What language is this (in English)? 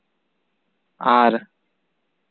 Santali